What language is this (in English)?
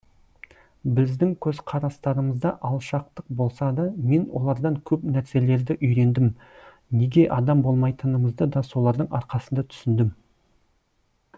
Kazakh